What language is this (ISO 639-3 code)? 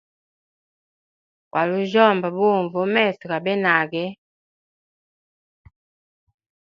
hem